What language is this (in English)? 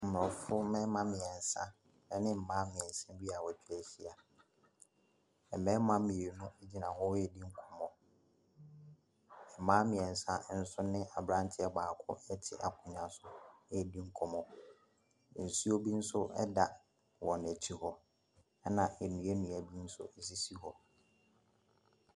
Akan